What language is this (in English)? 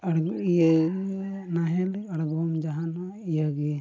Santali